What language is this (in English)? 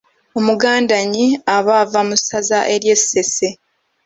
Ganda